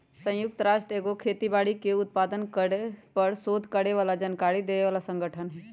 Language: Magahi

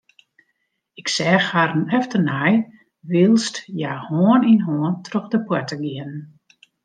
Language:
Western Frisian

